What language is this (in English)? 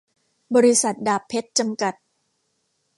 Thai